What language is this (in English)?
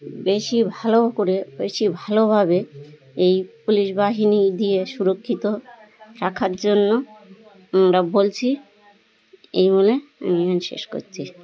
Bangla